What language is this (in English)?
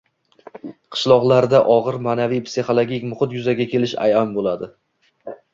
Uzbek